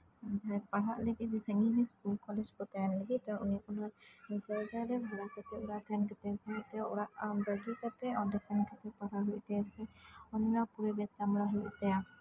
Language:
Santali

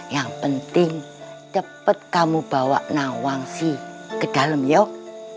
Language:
Indonesian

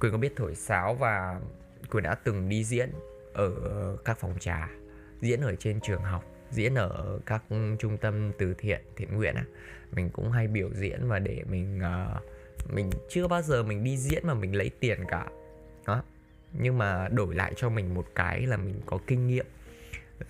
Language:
Vietnamese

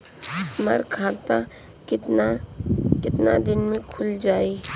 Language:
Bhojpuri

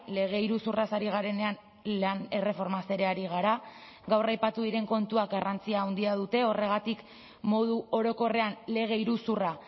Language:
Basque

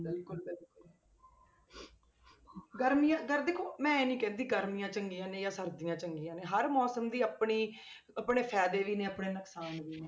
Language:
Punjabi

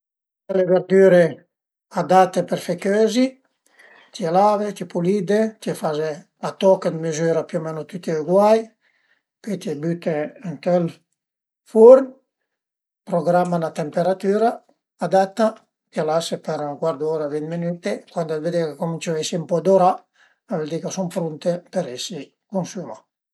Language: Piedmontese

